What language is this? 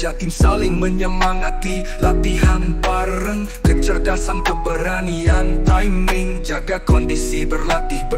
Indonesian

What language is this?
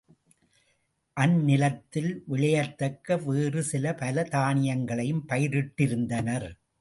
Tamil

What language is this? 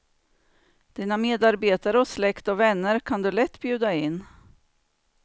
Swedish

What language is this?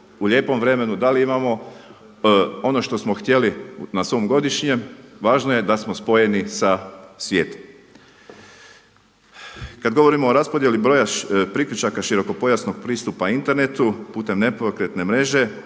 Croatian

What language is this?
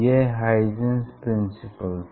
Hindi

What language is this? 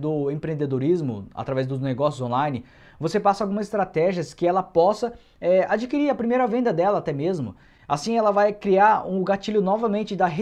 Portuguese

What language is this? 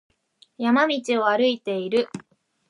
Japanese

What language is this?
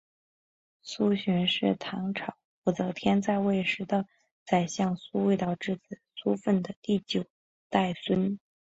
Chinese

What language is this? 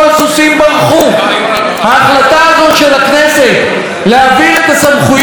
Hebrew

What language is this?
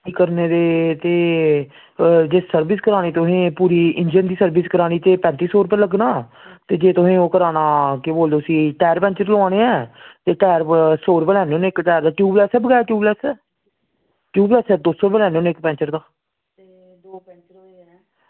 Dogri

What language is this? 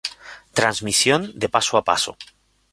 Spanish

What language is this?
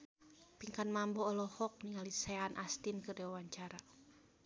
Sundanese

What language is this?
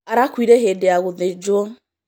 Kikuyu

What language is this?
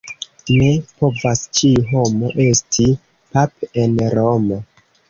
Esperanto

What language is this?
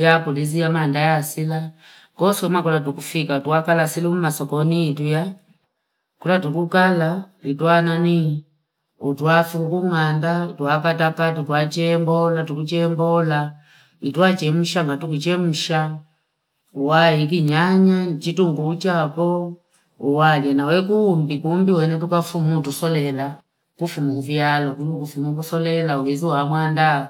Fipa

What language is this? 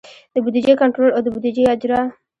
Pashto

